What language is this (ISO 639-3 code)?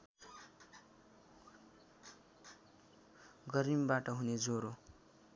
nep